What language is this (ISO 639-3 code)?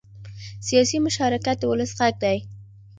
pus